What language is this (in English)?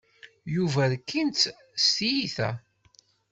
Kabyle